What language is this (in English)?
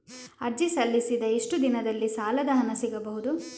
Kannada